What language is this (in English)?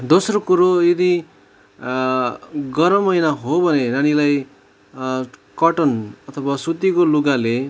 Nepali